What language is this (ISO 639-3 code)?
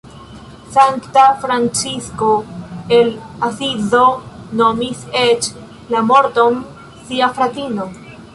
epo